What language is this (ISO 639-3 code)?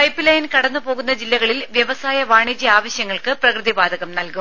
mal